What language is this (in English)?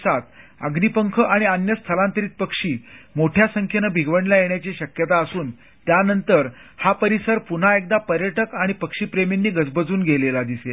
Marathi